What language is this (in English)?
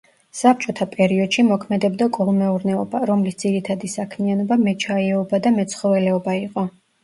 Georgian